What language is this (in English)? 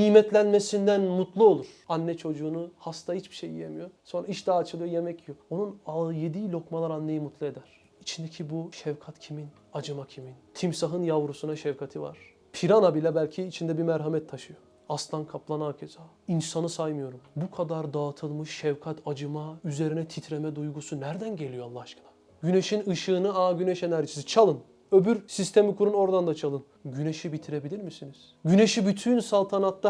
Turkish